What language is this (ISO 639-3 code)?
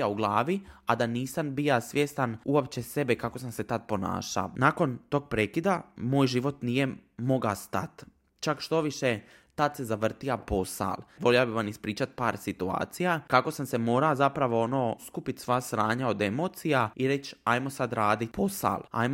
hrv